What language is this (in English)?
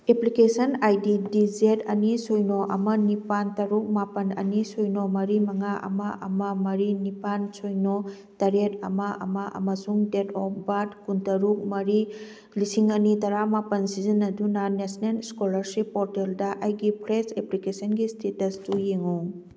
Manipuri